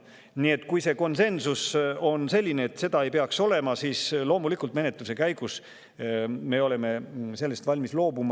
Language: Estonian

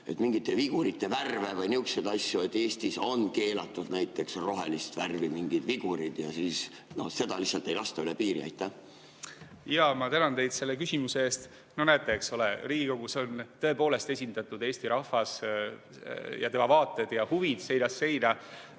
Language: Estonian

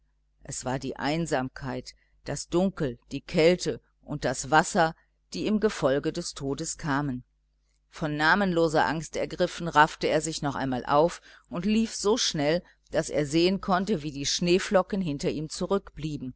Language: German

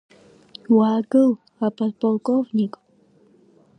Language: Abkhazian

